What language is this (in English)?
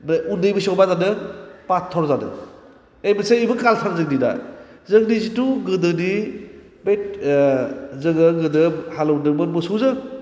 Bodo